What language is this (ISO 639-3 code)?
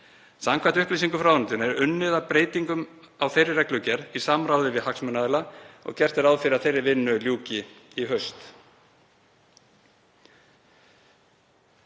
isl